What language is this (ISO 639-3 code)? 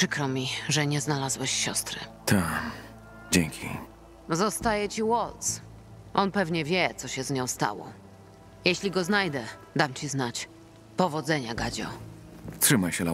pol